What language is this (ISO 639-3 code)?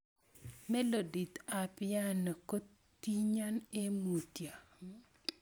kln